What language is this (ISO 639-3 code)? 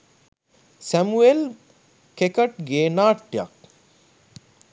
sin